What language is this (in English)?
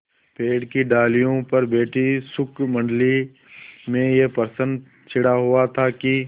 Hindi